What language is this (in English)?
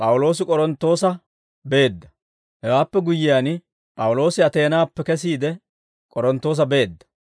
Dawro